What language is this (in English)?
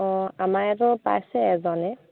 Assamese